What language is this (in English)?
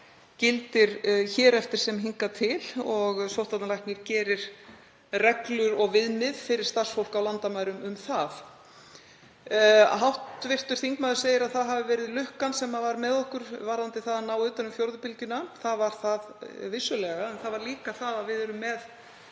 Icelandic